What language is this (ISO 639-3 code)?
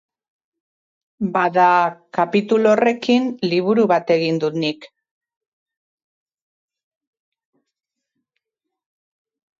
eus